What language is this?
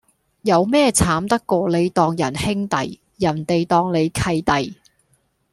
Cantonese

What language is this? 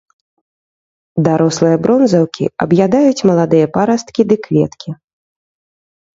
Belarusian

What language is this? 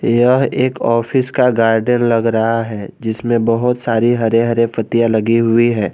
Hindi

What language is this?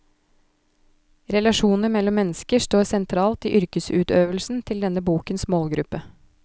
Norwegian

